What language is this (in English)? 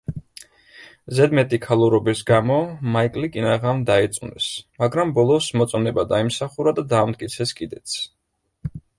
Georgian